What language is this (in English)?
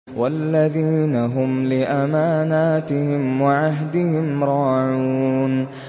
Arabic